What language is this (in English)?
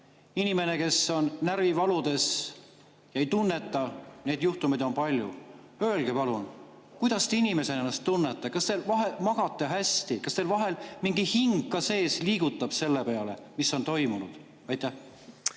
Estonian